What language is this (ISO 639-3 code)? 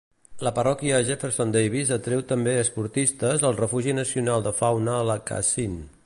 cat